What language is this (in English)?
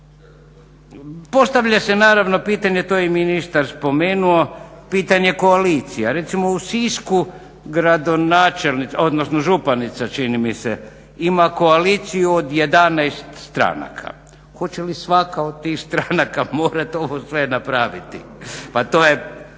Croatian